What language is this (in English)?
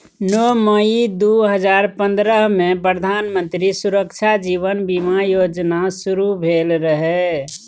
Maithili